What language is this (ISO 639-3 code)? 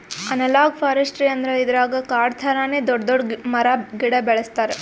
kan